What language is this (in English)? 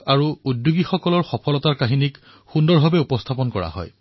Assamese